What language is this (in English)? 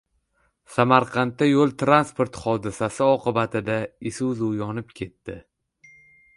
Uzbek